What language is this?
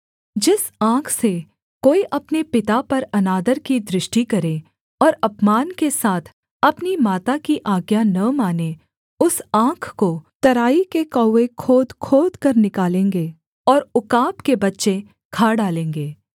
Hindi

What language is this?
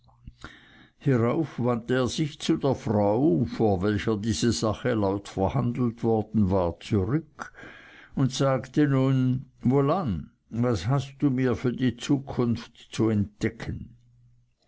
German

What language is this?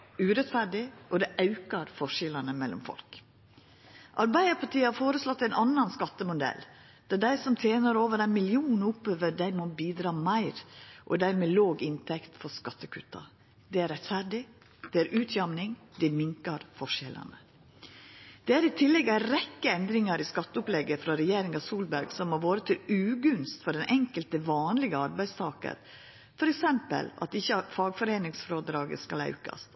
Norwegian Nynorsk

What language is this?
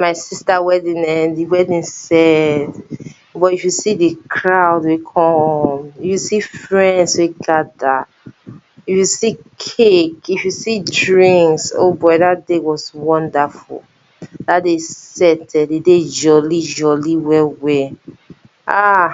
Nigerian Pidgin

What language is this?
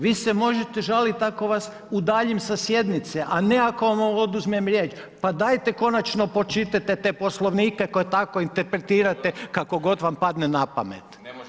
Croatian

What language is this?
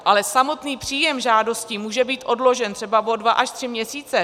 Czech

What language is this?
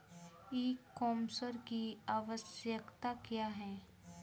Bhojpuri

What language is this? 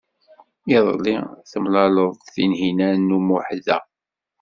Kabyle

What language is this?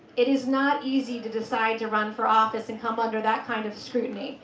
English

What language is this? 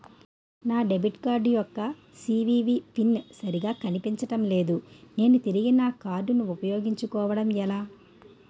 Telugu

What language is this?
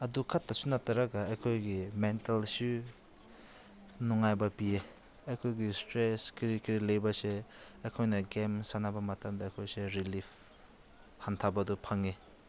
Manipuri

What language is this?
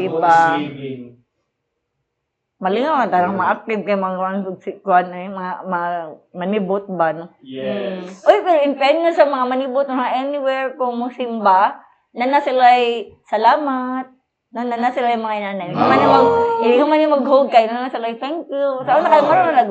Filipino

